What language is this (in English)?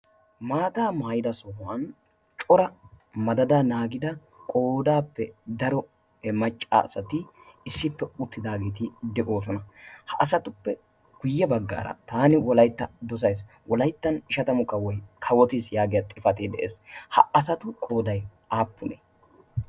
Wolaytta